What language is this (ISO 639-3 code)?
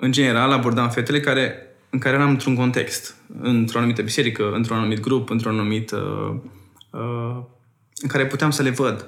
ron